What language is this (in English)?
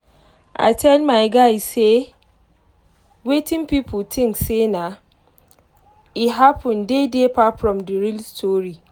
Nigerian Pidgin